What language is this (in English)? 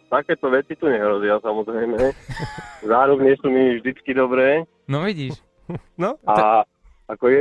Slovak